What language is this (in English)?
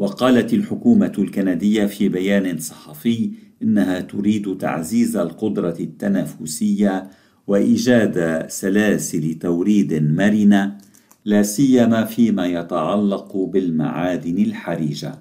Arabic